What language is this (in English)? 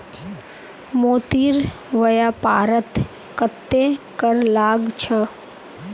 Magahi